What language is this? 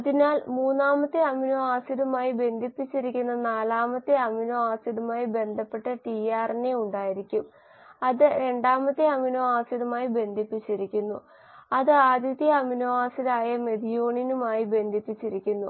Malayalam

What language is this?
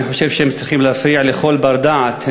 Hebrew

